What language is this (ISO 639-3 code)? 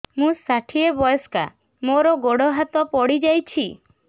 ori